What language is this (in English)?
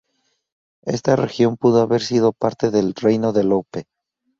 Spanish